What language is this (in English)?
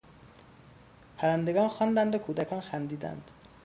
Persian